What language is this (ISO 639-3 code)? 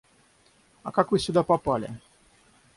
rus